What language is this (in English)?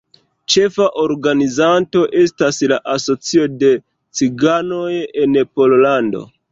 Esperanto